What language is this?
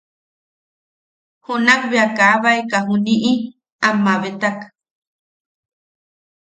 Yaqui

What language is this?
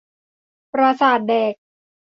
Thai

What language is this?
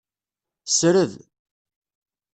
Kabyle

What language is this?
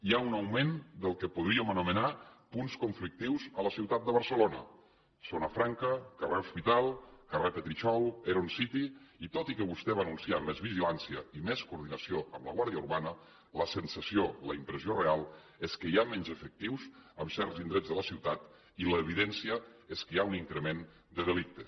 Catalan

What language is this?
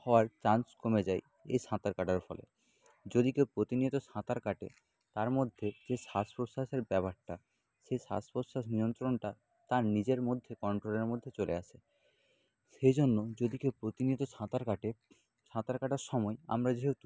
Bangla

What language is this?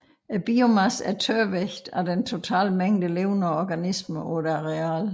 Danish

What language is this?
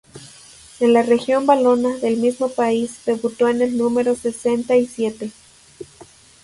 Spanish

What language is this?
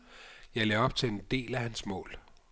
Danish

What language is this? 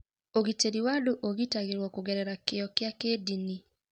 Kikuyu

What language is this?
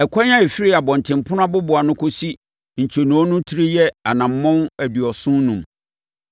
Akan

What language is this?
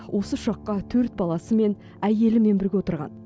Kazakh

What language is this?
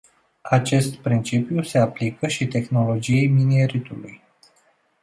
Romanian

